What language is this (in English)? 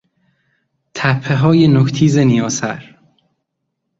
Persian